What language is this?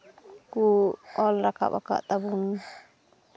Santali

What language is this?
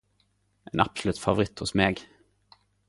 Norwegian Nynorsk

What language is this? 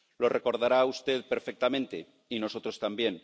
Spanish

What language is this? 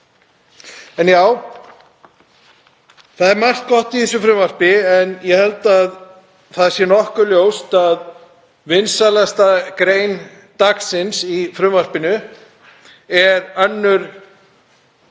Icelandic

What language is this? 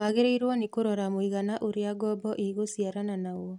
Kikuyu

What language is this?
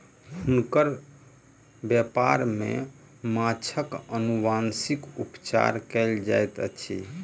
Maithili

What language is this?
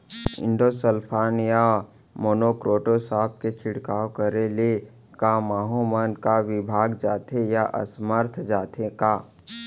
Chhattisgarhi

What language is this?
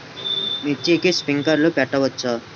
Telugu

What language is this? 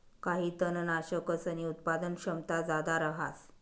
Marathi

